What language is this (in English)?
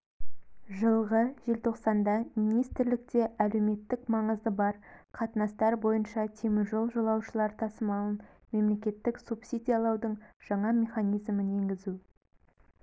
Kazakh